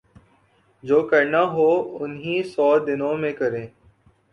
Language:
Urdu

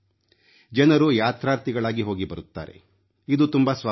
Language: Kannada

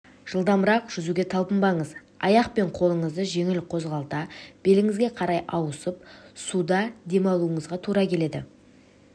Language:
Kazakh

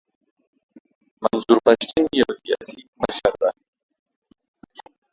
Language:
Pashto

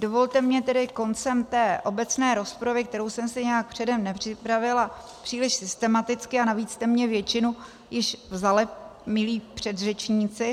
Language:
Czech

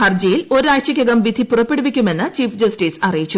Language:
Malayalam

